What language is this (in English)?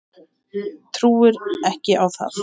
Icelandic